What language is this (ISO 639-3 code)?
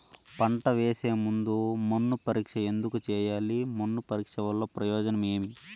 tel